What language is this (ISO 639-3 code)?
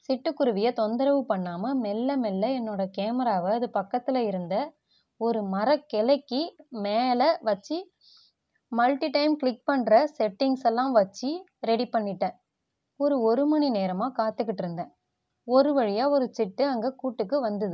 tam